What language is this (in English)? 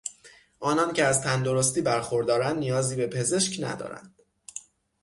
Persian